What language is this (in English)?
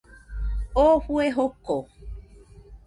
Nüpode Huitoto